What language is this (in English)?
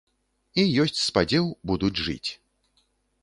Belarusian